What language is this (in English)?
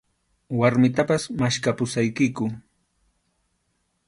Arequipa-La Unión Quechua